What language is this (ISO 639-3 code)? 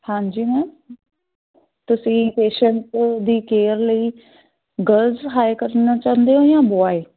pan